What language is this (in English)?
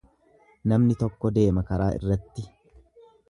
Oromo